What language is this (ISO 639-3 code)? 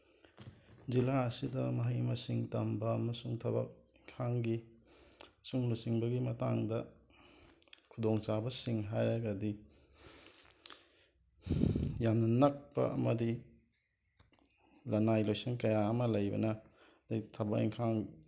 mni